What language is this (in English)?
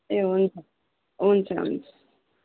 Nepali